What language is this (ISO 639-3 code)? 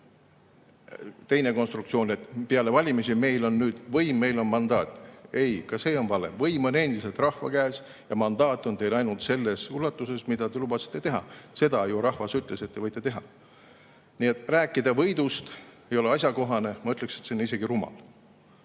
est